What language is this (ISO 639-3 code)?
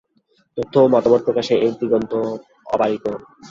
ben